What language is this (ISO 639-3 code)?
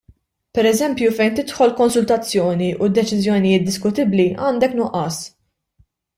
mlt